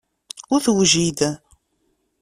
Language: Kabyle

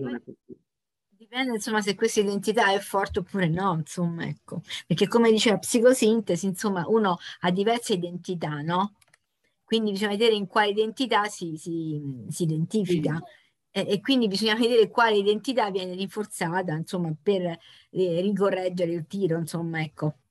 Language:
Italian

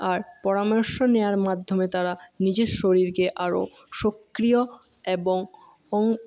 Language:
Bangla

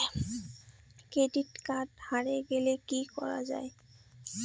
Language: Bangla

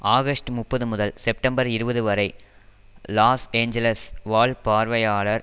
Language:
Tamil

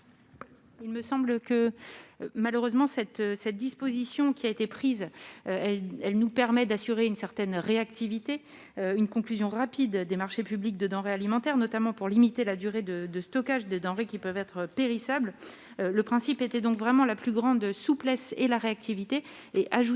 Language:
French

